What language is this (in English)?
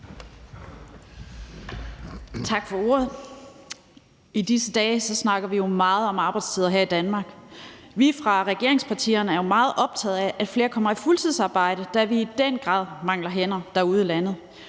Danish